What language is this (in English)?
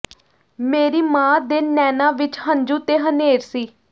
Punjabi